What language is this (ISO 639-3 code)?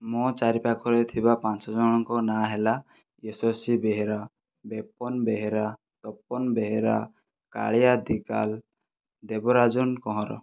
ori